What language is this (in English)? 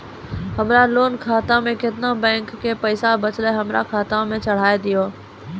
Maithili